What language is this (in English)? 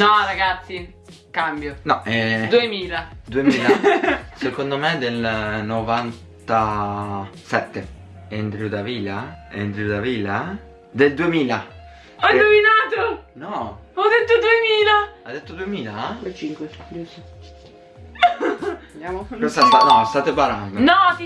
Italian